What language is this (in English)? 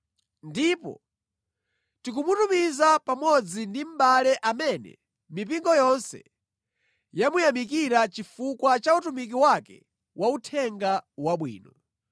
Nyanja